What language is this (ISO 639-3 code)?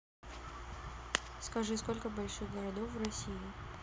rus